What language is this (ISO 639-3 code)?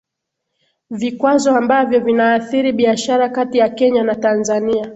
swa